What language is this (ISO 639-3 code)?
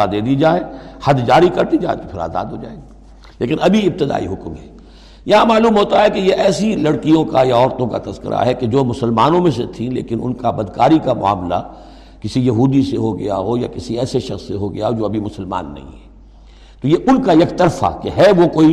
urd